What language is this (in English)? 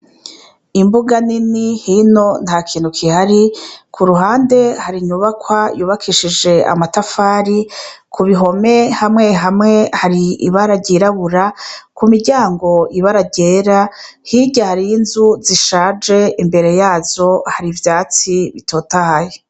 Rundi